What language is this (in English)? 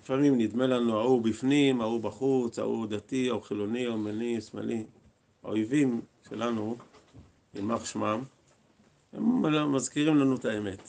Hebrew